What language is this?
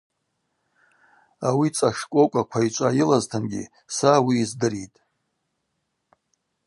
Abaza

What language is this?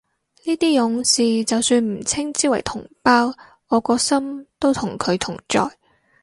Cantonese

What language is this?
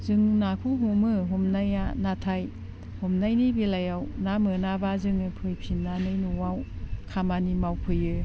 Bodo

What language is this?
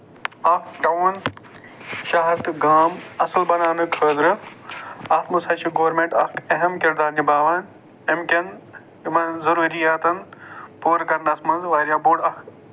Kashmiri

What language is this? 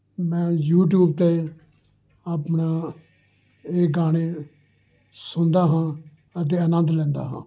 Punjabi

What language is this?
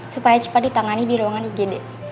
Indonesian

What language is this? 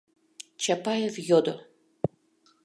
Mari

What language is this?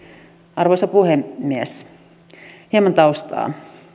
Finnish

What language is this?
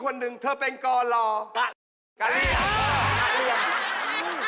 Thai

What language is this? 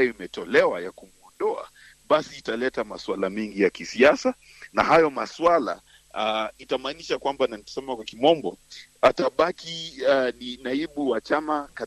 Swahili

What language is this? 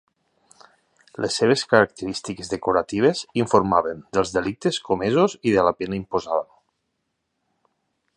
Catalan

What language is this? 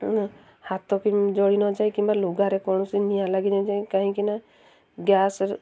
Odia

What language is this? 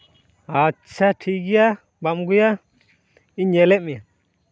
Santali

